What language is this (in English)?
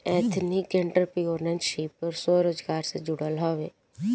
Bhojpuri